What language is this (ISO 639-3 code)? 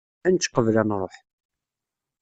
kab